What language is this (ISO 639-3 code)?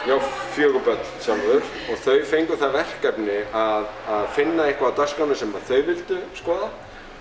isl